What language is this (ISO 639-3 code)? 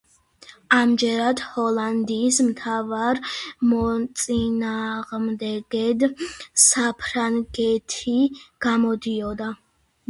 kat